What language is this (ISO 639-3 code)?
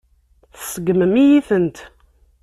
kab